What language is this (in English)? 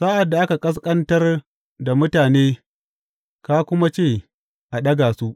Hausa